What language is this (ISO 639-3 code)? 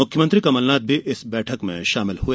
hin